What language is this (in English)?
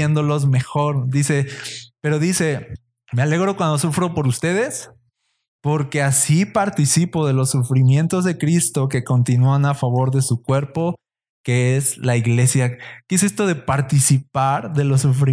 Spanish